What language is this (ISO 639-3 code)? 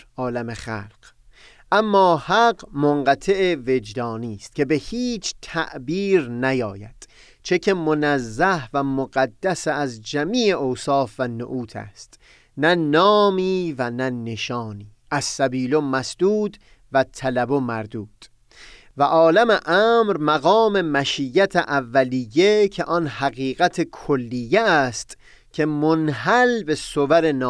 fas